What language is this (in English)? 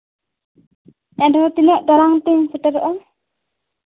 Santali